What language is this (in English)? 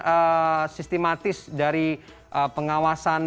Indonesian